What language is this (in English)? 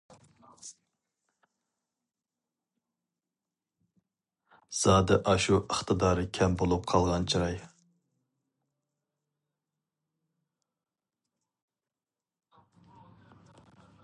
Uyghur